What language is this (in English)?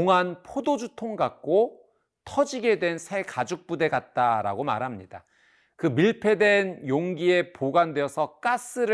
Korean